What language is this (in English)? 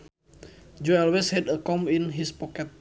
Sundanese